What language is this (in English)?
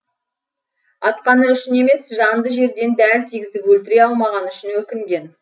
Kazakh